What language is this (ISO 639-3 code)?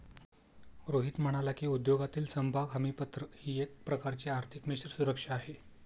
mar